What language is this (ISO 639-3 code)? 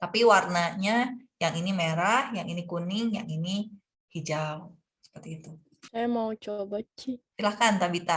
ind